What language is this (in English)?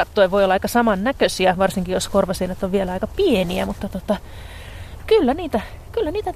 Finnish